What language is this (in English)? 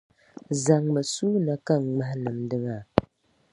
Dagbani